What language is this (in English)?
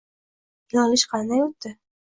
Uzbek